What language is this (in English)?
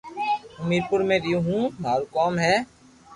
Loarki